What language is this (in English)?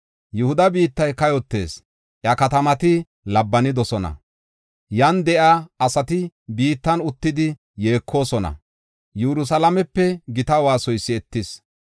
Gofa